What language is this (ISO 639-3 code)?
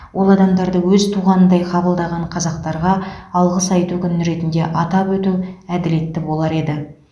kaz